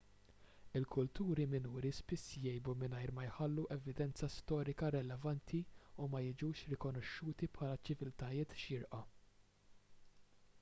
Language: Maltese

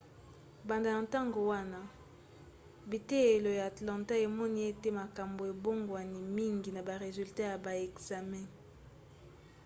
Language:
Lingala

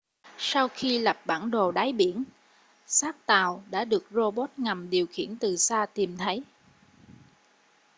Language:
Vietnamese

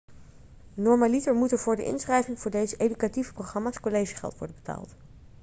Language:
Dutch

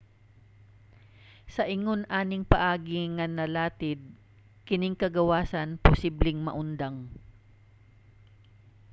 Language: Cebuano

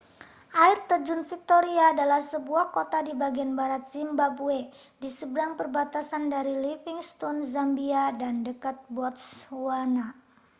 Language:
Indonesian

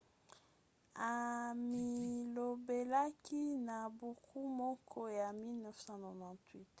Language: Lingala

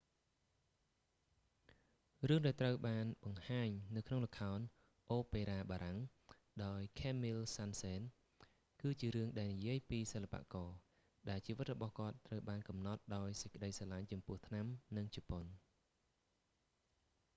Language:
Khmer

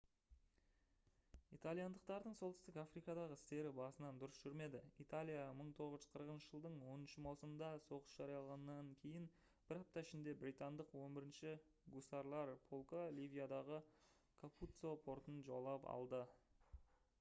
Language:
Kazakh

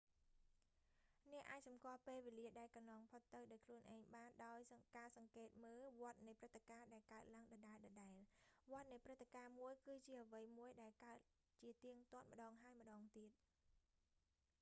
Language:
Khmer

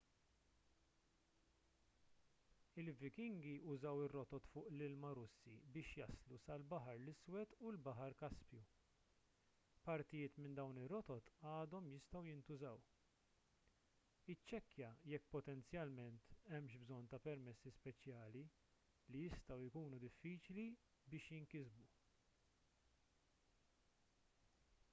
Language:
Maltese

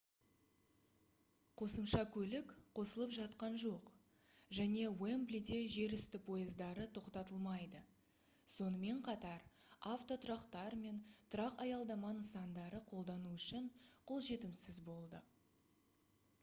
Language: Kazakh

